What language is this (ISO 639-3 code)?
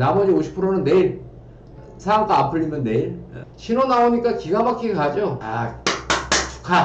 kor